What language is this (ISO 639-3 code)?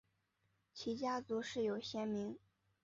zho